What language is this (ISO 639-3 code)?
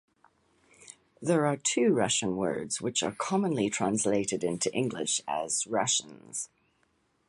eng